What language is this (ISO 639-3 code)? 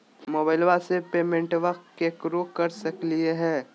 mag